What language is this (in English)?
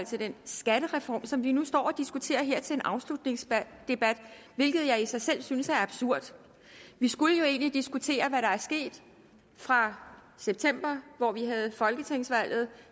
Danish